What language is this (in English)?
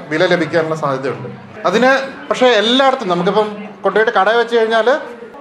Malayalam